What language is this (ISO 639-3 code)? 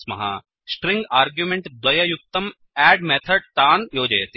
san